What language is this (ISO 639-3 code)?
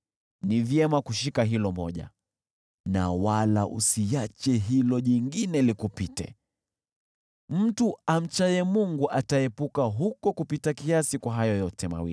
swa